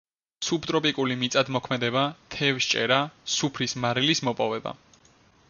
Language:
Georgian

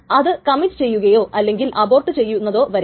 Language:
Malayalam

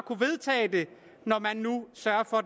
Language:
Danish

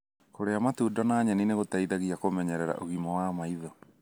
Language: Kikuyu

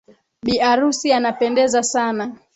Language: Swahili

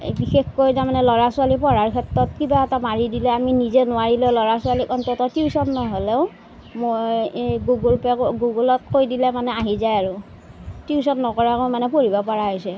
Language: Assamese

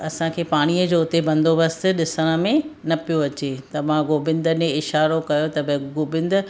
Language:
Sindhi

